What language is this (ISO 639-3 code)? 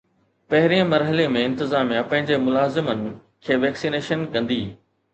snd